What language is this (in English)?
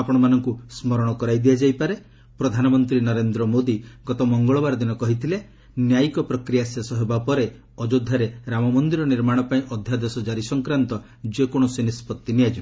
Odia